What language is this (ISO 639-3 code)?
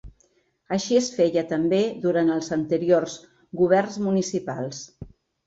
cat